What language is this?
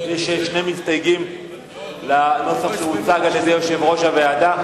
Hebrew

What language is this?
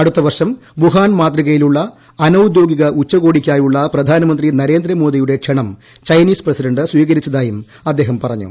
Malayalam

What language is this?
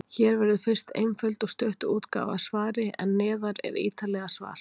Icelandic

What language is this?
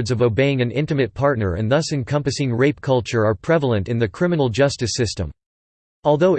English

